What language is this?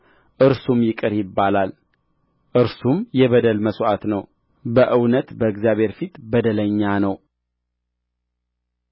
Amharic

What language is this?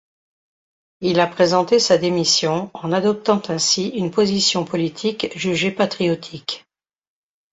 French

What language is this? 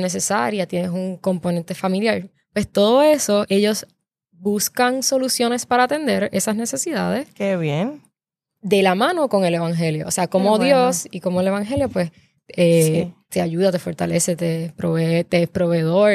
Spanish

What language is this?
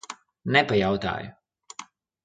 Latvian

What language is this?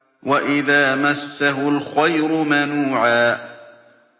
Arabic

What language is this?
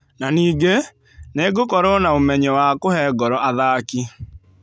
Kikuyu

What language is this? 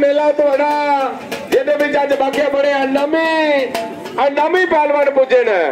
Punjabi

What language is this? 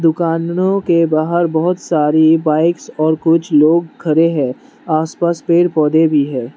Hindi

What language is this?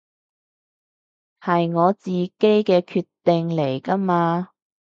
Cantonese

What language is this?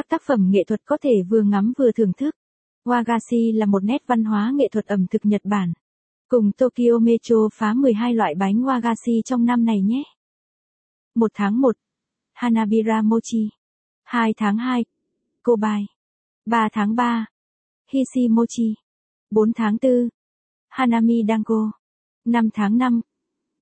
Vietnamese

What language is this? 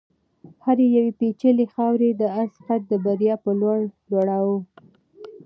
Pashto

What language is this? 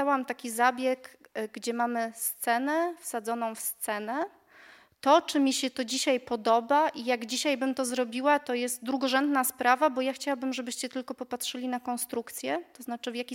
Polish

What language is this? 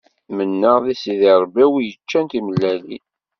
Kabyle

